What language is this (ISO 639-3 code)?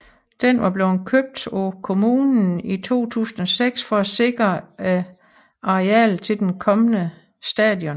dan